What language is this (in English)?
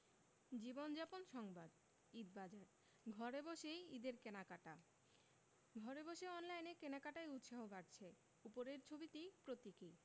Bangla